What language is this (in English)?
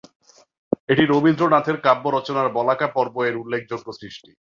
Bangla